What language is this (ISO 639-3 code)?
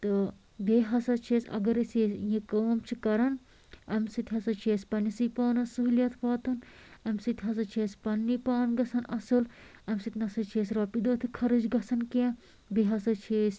kas